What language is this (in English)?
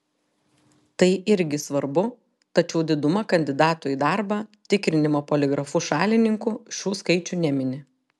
Lithuanian